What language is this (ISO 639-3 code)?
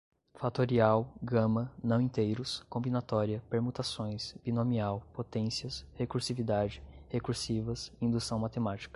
por